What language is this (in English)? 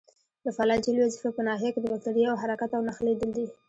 Pashto